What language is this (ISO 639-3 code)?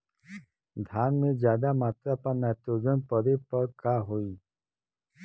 bho